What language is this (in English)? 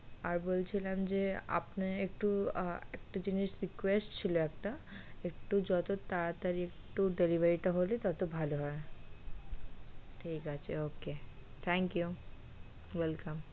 Bangla